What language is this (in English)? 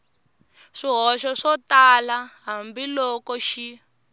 Tsonga